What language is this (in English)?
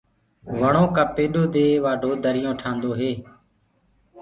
Gurgula